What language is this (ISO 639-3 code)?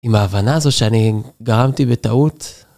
heb